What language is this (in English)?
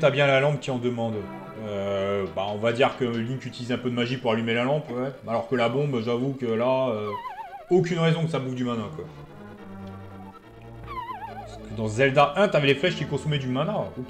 French